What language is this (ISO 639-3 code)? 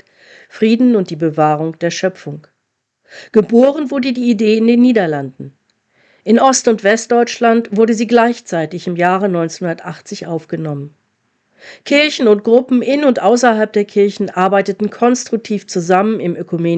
deu